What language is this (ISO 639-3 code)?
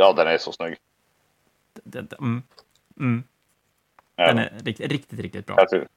swe